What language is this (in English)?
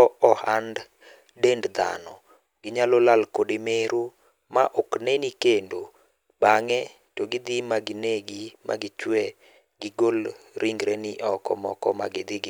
Luo (Kenya and Tanzania)